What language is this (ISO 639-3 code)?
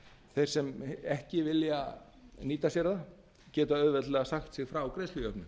isl